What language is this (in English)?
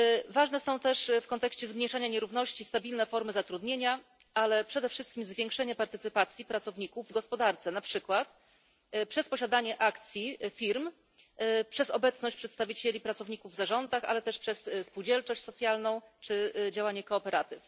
Polish